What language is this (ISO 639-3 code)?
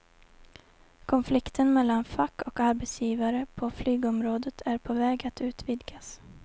swe